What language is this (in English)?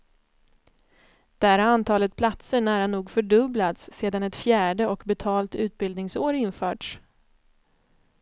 Swedish